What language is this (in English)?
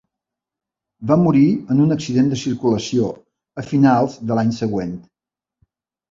Catalan